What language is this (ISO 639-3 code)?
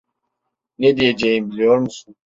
tur